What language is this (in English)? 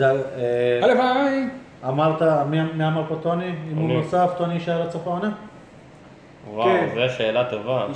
Hebrew